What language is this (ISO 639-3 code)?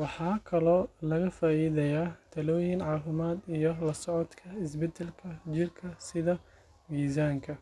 som